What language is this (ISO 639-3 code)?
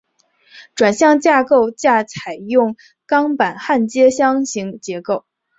zho